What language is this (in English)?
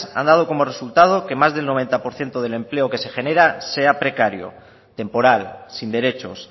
Spanish